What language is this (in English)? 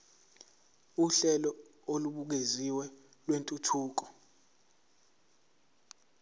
Zulu